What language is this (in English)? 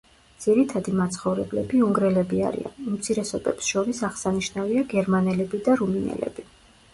Georgian